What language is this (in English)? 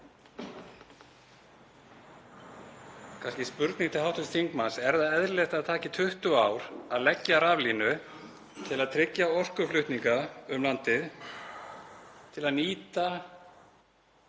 Icelandic